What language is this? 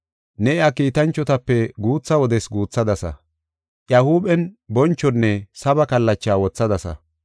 Gofa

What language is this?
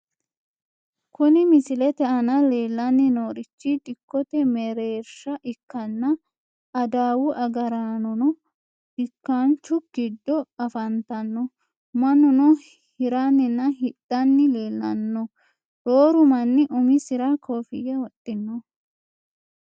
Sidamo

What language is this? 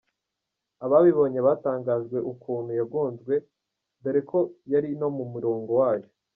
Kinyarwanda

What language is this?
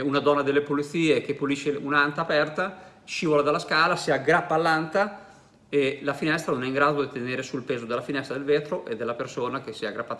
Italian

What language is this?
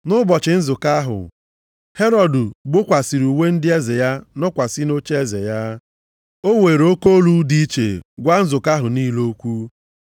Igbo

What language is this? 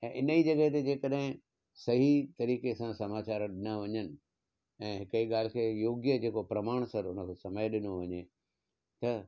Sindhi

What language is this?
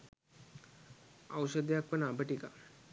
Sinhala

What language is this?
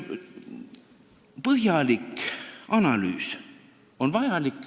Estonian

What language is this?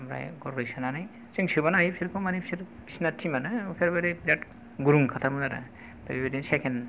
Bodo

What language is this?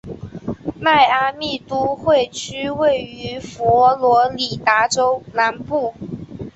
Chinese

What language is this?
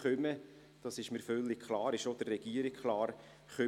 Swiss German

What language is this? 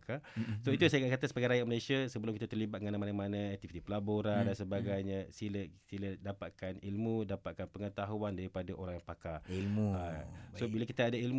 Malay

